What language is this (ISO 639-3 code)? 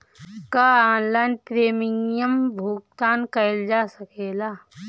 bho